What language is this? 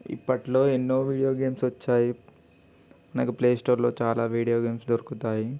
Telugu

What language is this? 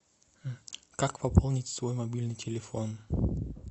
Russian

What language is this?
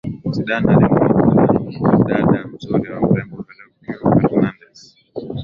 Swahili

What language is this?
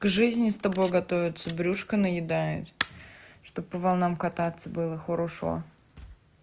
Russian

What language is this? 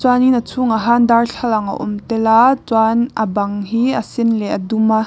Mizo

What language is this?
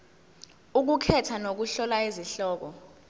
Zulu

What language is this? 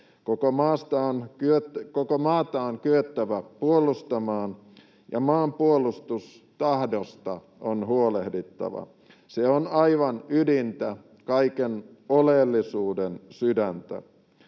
Finnish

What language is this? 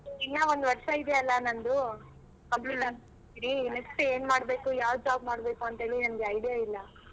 Kannada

